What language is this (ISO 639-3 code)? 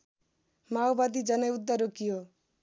nep